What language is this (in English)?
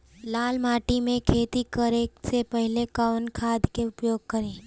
Bhojpuri